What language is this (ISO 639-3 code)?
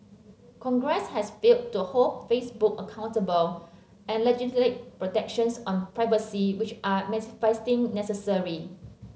eng